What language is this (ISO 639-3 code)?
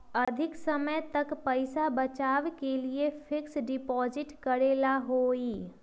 mag